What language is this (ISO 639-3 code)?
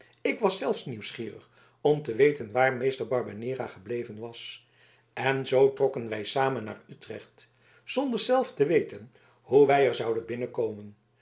nld